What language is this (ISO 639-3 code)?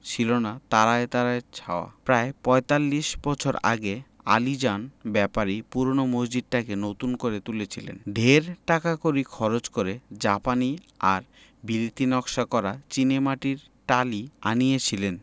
ben